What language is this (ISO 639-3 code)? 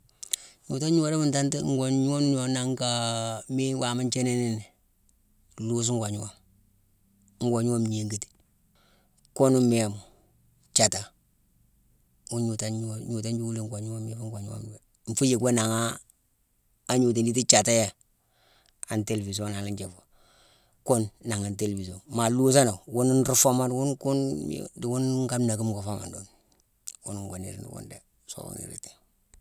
msw